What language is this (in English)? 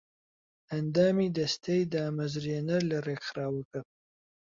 Central Kurdish